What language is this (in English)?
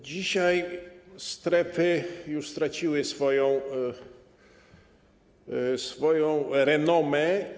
Polish